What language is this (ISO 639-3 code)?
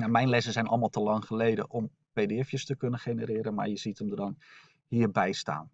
nld